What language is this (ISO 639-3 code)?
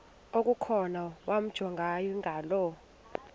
xho